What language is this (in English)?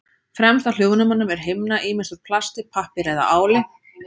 Icelandic